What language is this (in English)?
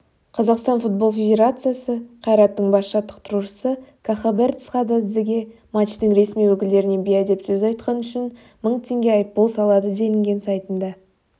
Kazakh